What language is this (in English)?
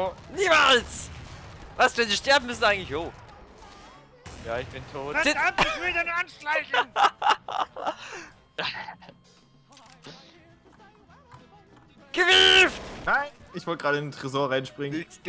German